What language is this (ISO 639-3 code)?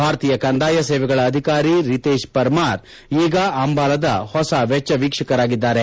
kan